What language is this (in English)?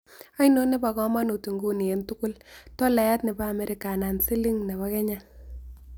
Kalenjin